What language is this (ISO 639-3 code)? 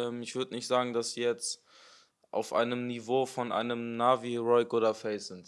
deu